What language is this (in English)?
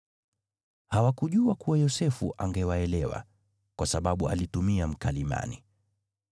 Swahili